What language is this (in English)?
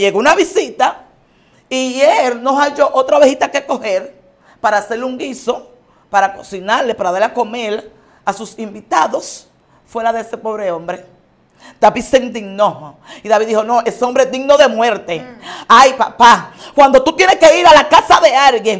Spanish